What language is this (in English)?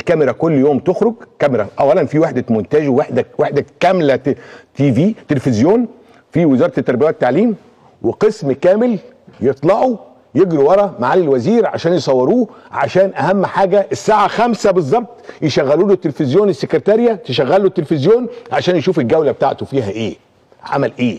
Arabic